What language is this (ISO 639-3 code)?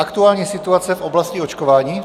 ces